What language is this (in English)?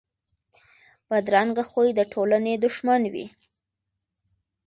Pashto